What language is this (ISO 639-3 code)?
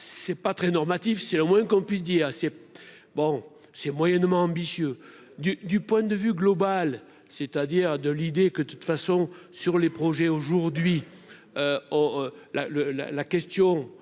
fra